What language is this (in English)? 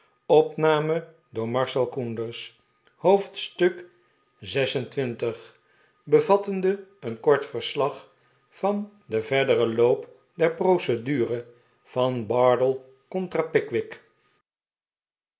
Dutch